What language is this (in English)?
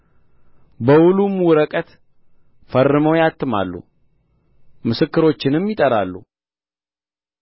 Amharic